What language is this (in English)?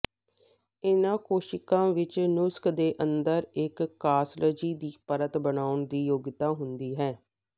Punjabi